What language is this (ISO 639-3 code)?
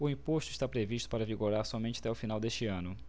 por